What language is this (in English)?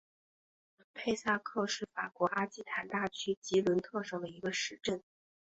Chinese